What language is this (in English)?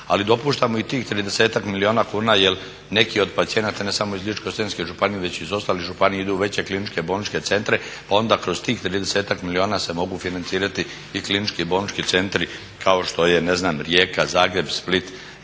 Croatian